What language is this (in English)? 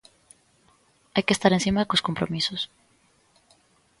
Galician